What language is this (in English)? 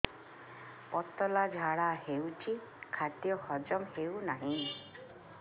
Odia